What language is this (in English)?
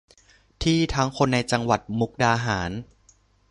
Thai